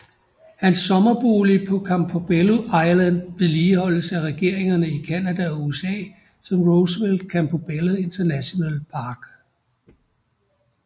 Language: Danish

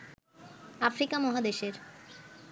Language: Bangla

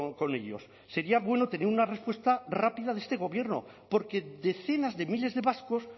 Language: Spanish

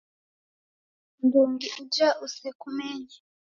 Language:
Taita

